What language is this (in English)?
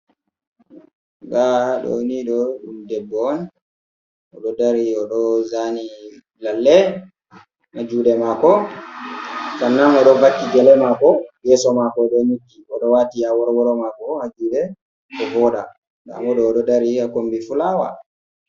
Fula